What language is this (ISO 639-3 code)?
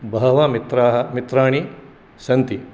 san